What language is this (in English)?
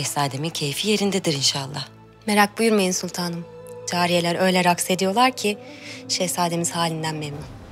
Turkish